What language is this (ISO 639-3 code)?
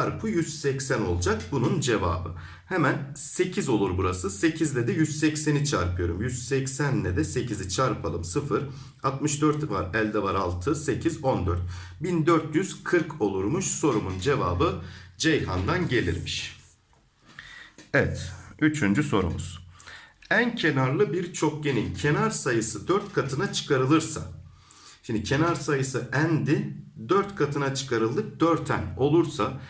tur